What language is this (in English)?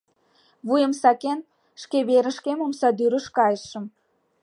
Mari